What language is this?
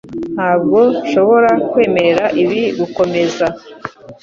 Kinyarwanda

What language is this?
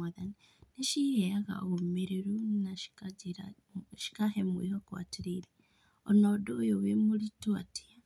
Kikuyu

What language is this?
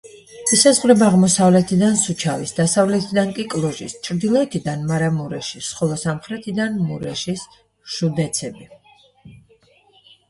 Georgian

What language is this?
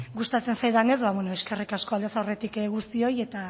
Basque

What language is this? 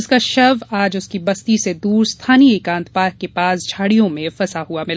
Hindi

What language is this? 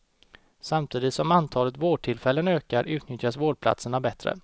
Swedish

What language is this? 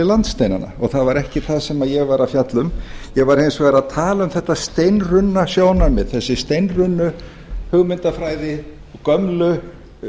Icelandic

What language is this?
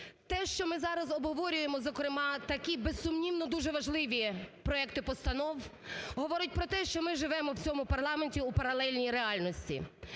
Ukrainian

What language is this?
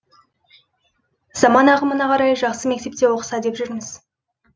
Kazakh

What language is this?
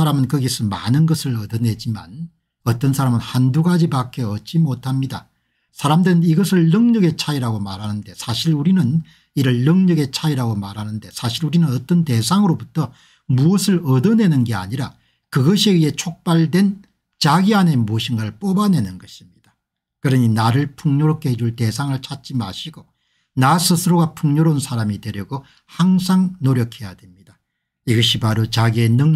Korean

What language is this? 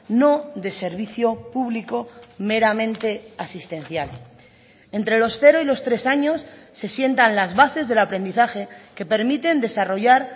Spanish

